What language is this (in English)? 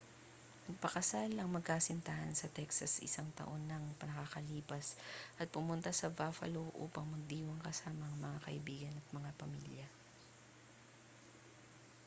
Filipino